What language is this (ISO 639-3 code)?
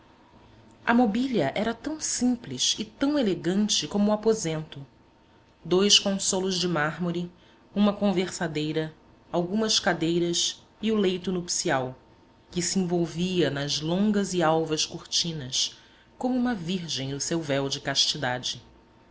por